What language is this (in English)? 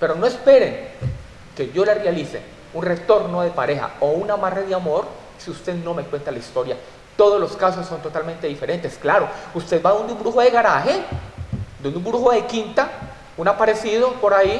Spanish